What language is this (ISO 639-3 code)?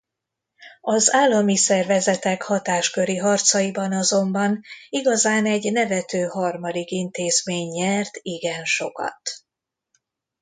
hun